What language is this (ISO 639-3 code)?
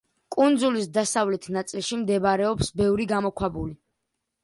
kat